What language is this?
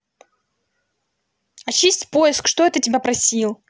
Russian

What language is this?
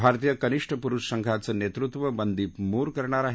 Marathi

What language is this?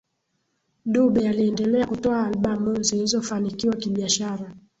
Swahili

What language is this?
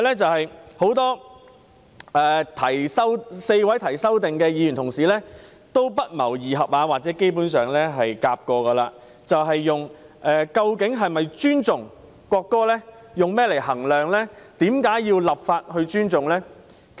Cantonese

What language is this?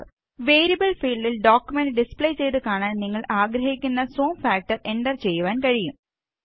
Malayalam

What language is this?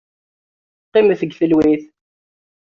Kabyle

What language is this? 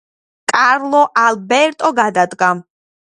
Georgian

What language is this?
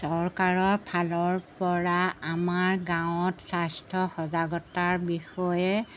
Assamese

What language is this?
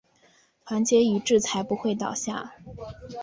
Chinese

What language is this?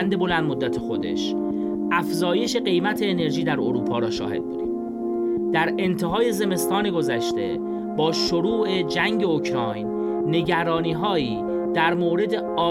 Persian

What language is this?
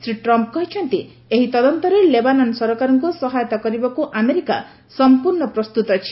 Odia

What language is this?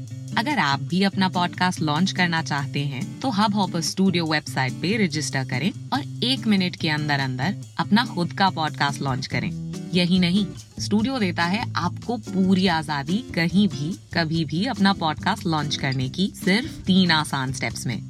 Hindi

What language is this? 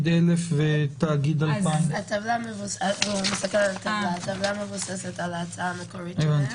Hebrew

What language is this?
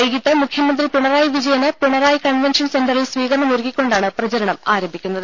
Malayalam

